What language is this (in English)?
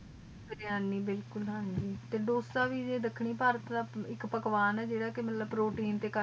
Punjabi